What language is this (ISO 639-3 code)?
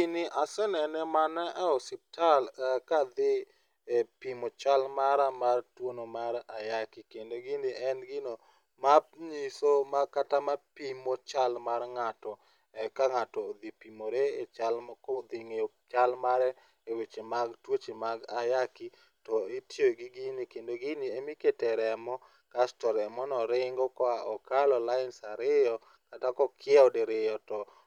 luo